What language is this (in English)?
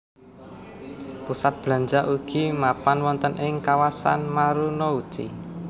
Javanese